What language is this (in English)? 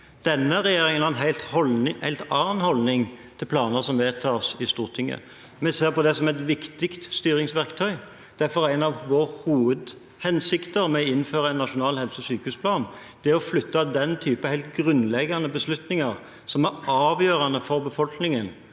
Norwegian